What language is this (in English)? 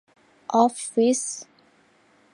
Thai